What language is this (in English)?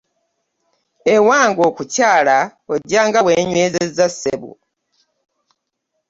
Ganda